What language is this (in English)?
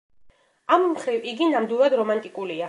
Georgian